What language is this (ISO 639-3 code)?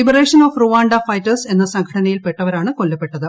mal